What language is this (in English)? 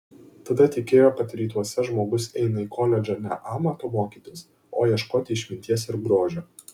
Lithuanian